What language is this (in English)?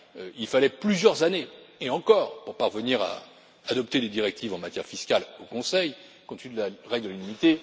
French